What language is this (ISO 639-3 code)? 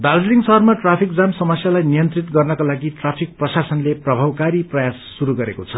nep